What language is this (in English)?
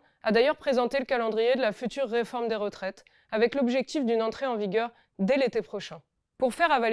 French